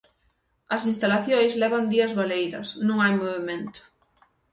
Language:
Galician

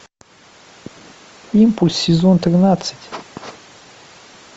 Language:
Russian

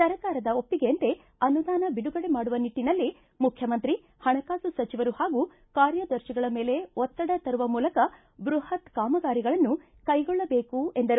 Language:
Kannada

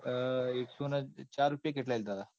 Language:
Gujarati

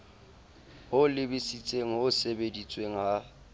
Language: Southern Sotho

